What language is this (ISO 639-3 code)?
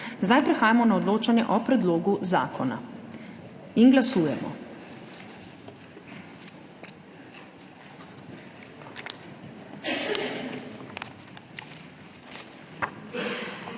slv